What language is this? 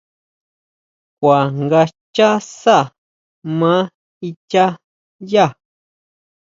Huautla Mazatec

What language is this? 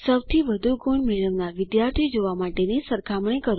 Gujarati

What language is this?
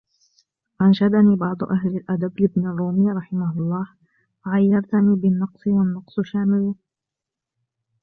Arabic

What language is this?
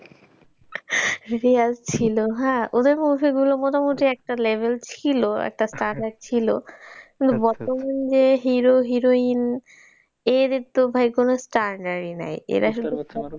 Bangla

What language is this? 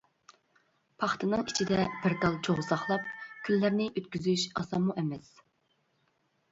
Uyghur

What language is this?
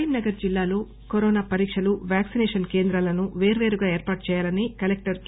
Telugu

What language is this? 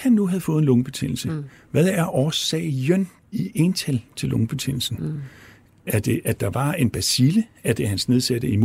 Danish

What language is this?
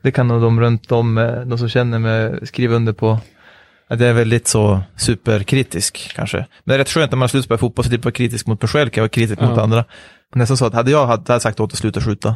Swedish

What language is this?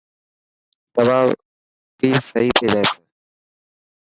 Dhatki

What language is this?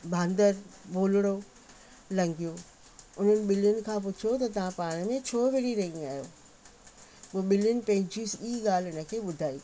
Sindhi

